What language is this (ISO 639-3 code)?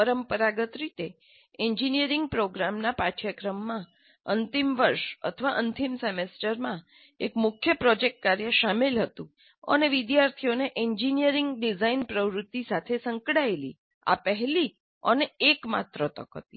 guj